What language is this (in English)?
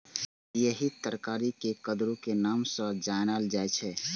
Maithili